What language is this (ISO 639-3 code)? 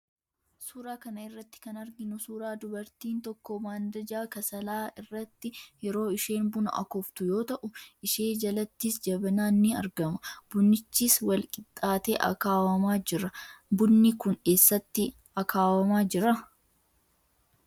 orm